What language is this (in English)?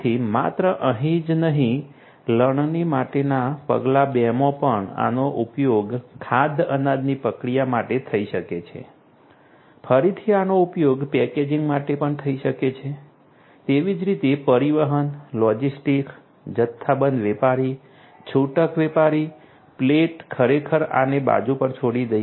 Gujarati